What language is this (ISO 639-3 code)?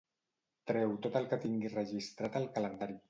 cat